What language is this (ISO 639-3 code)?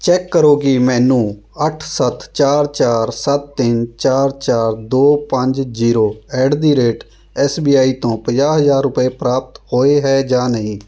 pan